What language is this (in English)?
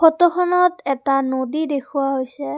Assamese